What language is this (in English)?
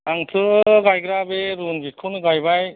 Bodo